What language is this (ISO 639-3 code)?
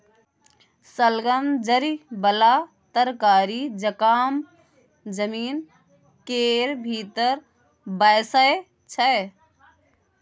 mai